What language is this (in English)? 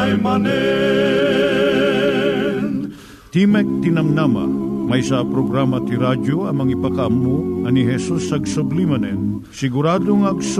Filipino